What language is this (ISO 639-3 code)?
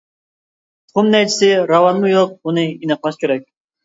uig